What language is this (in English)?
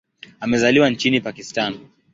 Swahili